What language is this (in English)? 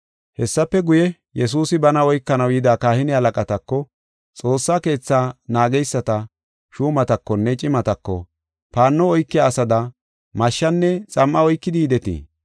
Gofa